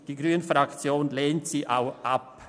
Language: Swiss German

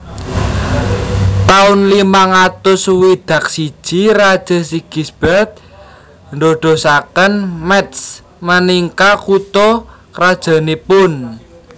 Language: Javanese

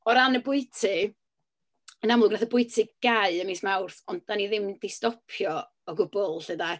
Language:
Welsh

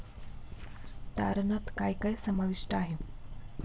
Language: Marathi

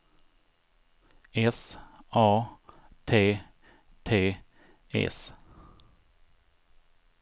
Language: Swedish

